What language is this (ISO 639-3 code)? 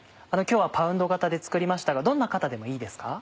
jpn